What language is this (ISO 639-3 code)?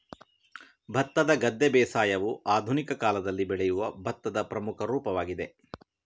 kan